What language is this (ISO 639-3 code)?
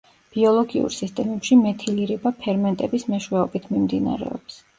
kat